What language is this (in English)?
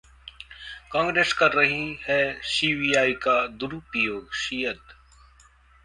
Hindi